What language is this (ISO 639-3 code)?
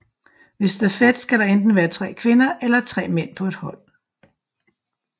dan